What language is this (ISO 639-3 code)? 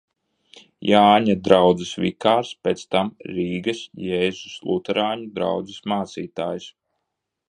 lav